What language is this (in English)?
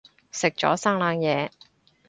Cantonese